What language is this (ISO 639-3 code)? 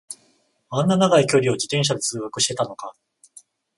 jpn